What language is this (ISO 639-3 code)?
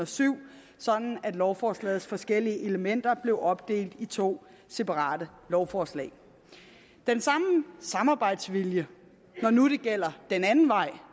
dan